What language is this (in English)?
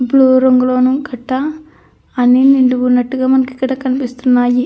Telugu